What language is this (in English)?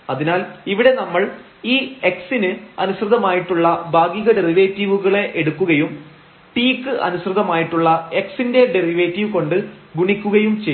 Malayalam